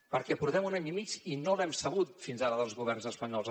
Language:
Catalan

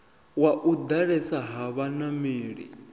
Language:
Venda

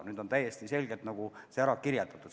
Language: Estonian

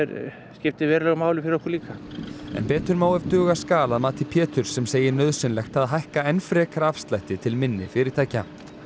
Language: Icelandic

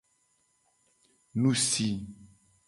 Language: Gen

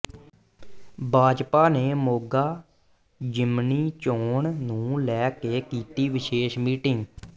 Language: Punjabi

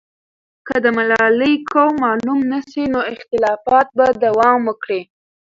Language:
Pashto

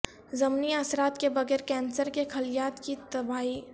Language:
Urdu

